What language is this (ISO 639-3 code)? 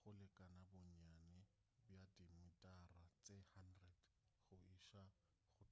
nso